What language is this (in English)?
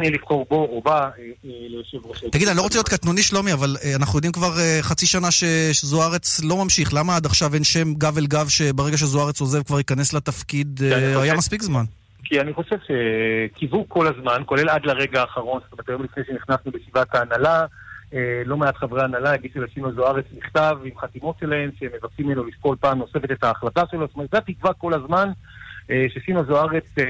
Hebrew